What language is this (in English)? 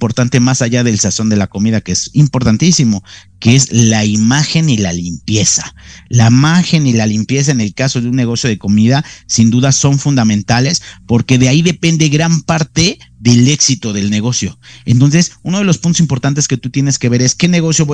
Spanish